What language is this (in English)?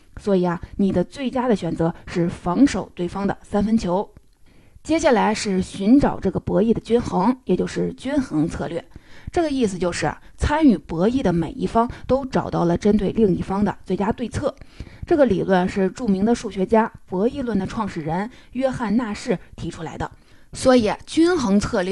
Chinese